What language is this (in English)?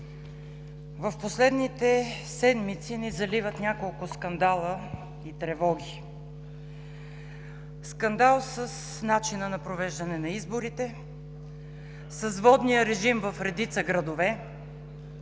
Bulgarian